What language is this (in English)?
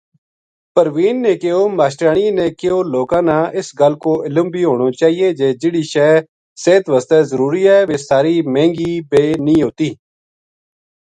Gujari